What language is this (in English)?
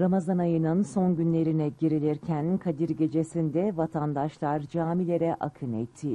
Turkish